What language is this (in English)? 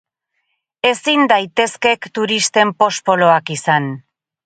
Basque